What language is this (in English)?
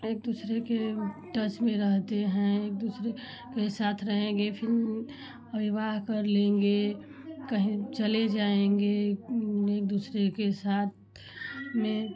Hindi